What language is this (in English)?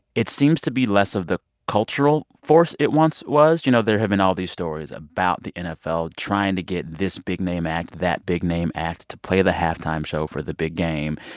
English